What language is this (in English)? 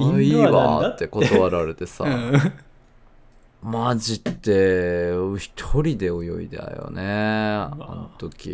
Japanese